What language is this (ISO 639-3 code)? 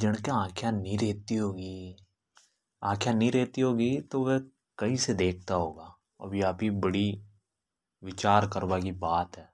hoj